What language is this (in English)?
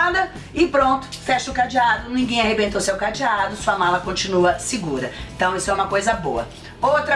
Portuguese